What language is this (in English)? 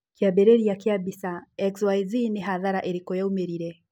Kikuyu